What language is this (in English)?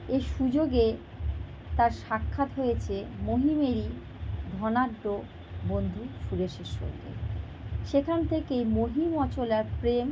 Bangla